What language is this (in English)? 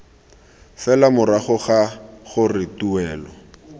Tswana